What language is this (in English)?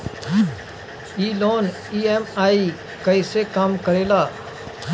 Bhojpuri